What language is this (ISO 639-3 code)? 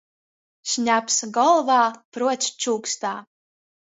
ltg